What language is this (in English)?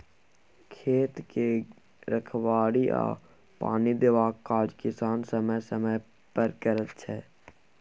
Maithili